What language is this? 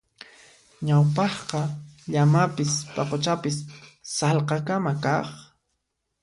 Puno Quechua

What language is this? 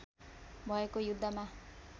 Nepali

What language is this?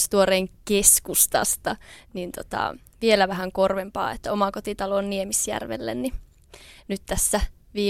Finnish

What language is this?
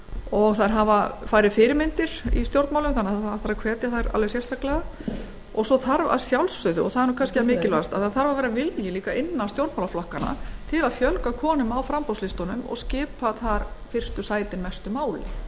Icelandic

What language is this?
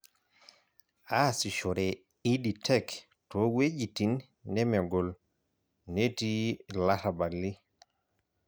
Masai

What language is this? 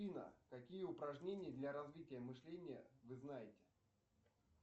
Russian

